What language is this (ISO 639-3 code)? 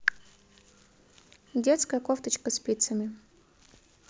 rus